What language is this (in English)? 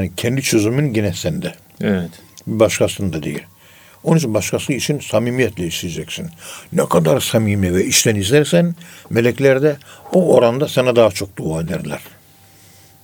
Turkish